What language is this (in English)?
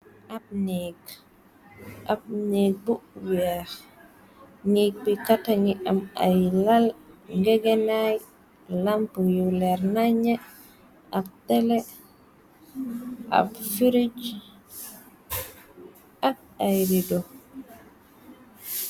Wolof